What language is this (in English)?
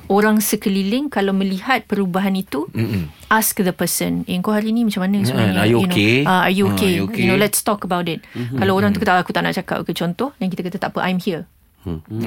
Malay